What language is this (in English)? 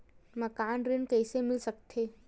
Chhattisgarhi